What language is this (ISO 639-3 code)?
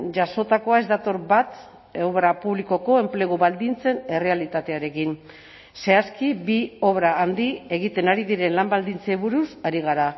eus